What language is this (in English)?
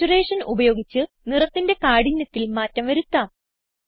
Malayalam